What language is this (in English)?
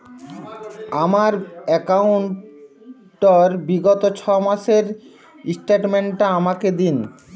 Bangla